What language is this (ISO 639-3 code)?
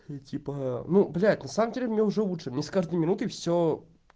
rus